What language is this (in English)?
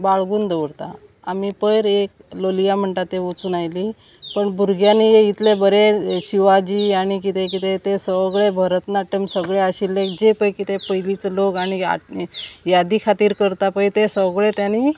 Konkani